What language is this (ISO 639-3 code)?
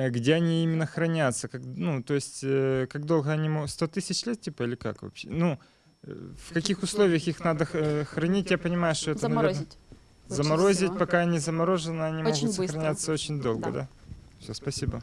rus